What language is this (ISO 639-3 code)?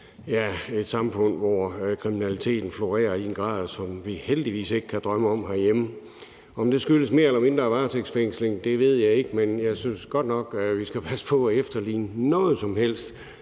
dan